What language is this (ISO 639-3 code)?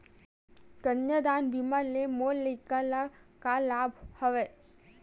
hne